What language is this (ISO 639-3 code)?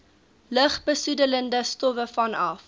afr